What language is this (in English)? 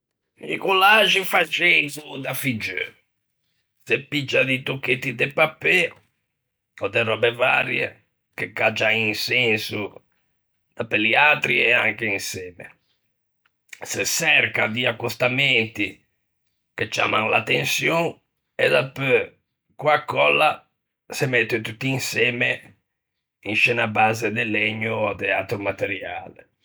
Ligurian